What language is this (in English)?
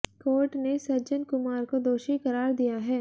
Hindi